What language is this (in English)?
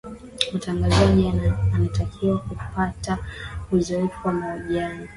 Swahili